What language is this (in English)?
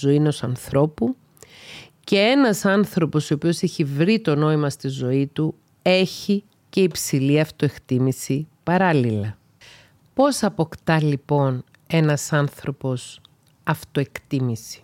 Greek